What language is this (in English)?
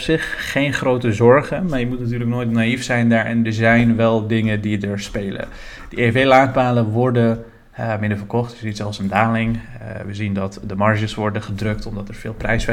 Dutch